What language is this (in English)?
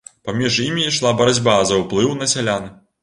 Belarusian